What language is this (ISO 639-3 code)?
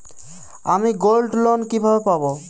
ben